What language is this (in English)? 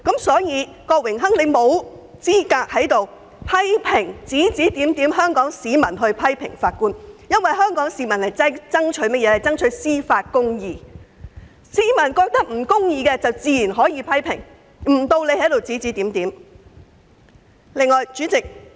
Cantonese